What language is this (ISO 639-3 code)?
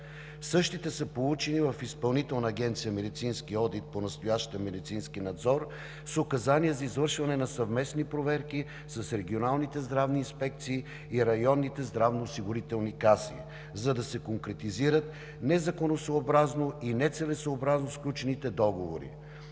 bul